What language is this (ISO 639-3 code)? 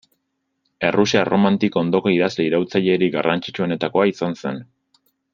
eus